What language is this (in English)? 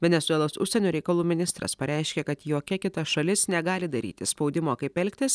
Lithuanian